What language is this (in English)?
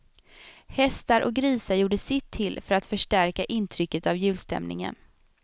Swedish